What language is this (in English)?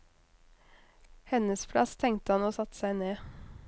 Norwegian